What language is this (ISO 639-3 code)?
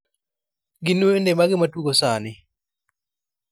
luo